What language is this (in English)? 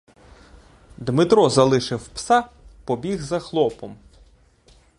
Ukrainian